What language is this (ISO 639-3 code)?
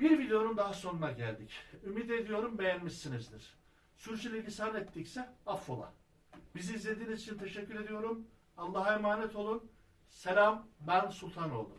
tur